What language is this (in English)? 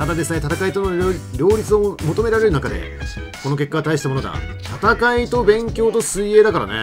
Japanese